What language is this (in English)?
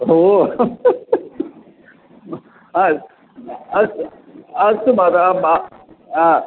Sanskrit